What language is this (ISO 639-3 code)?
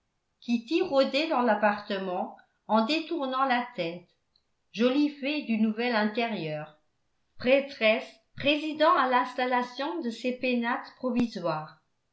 fra